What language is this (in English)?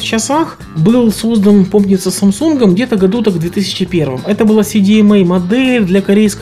Russian